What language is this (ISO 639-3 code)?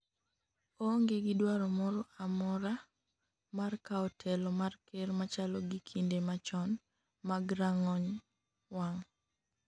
luo